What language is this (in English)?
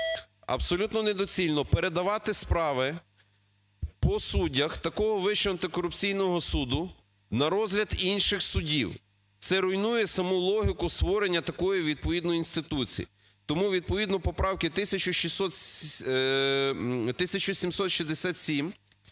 Ukrainian